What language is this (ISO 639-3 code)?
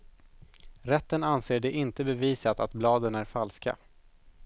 swe